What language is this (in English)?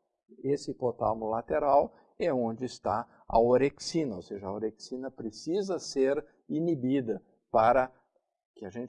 Portuguese